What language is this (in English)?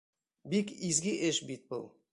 Bashkir